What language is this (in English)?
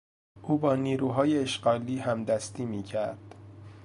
Persian